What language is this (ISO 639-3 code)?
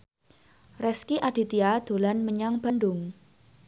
jav